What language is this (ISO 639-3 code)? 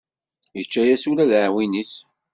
kab